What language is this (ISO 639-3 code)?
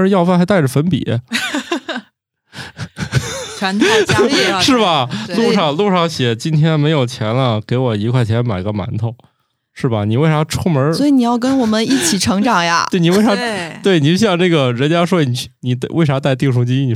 zho